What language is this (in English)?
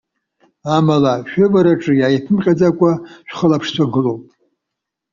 Abkhazian